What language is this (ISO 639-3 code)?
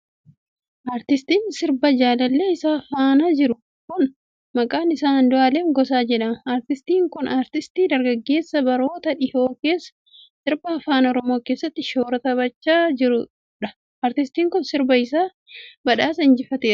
orm